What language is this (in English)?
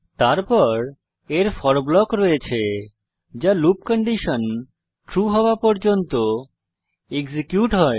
Bangla